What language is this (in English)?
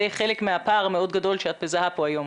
Hebrew